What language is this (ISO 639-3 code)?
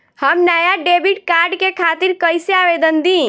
bho